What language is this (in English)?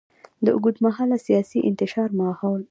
Pashto